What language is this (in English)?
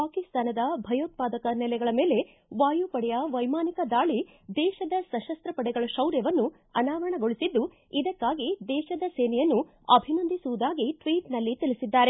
Kannada